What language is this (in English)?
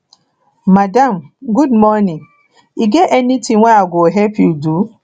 Nigerian Pidgin